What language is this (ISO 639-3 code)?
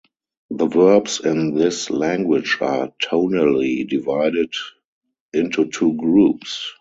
eng